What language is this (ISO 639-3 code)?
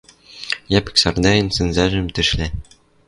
mrj